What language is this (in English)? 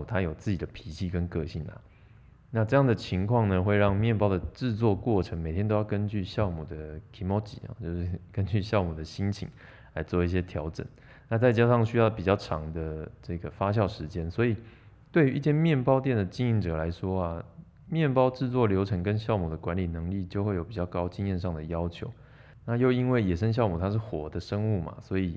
Chinese